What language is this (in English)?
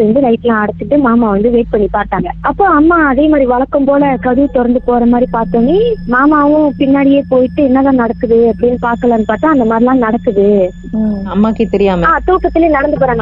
Tamil